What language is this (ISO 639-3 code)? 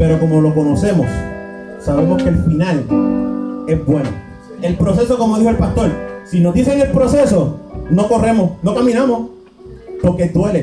spa